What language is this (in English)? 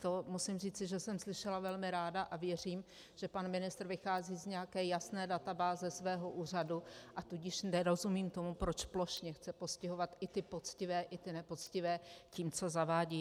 Czech